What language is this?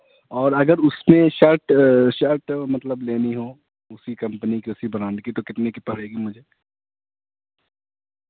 Urdu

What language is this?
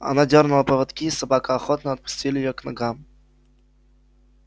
Russian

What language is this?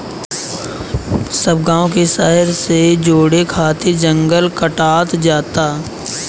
Bhojpuri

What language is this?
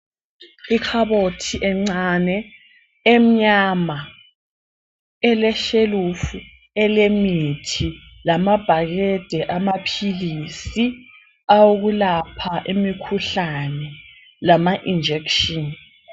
North Ndebele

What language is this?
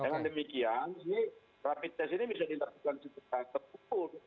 Indonesian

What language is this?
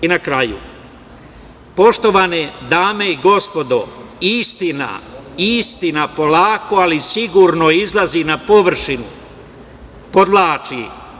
Serbian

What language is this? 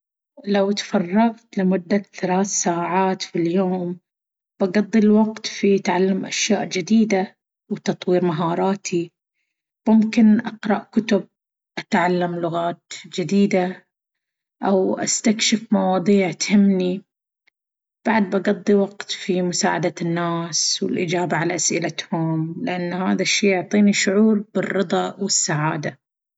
Baharna Arabic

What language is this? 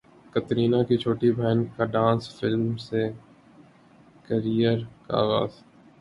Urdu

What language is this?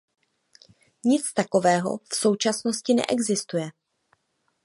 Czech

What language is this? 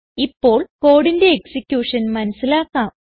Malayalam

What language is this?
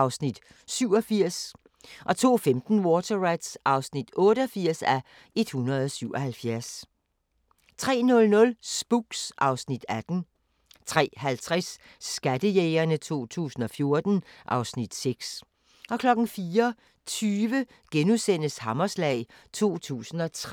Danish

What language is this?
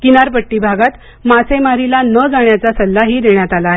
Marathi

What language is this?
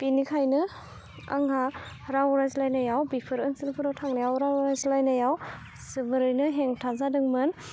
Bodo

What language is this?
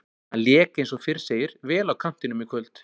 Icelandic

